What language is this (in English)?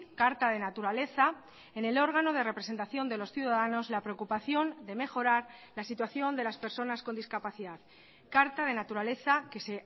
Spanish